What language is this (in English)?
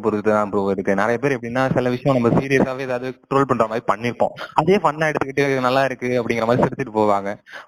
Tamil